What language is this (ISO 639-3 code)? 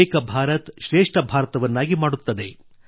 kan